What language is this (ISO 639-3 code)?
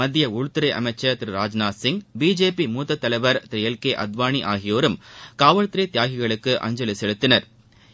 tam